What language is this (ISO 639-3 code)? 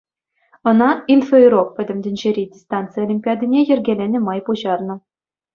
chv